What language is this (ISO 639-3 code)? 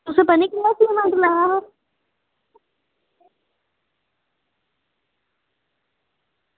doi